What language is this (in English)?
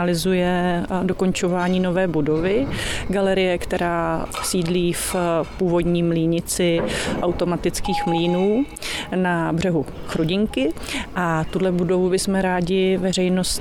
Czech